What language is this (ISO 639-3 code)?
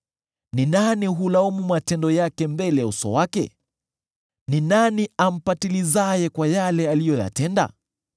swa